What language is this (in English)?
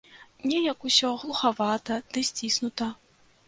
Belarusian